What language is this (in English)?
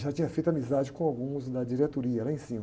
Portuguese